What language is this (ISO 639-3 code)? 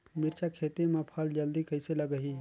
hne